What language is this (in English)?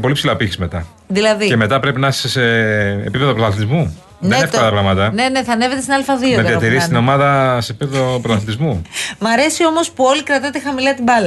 Greek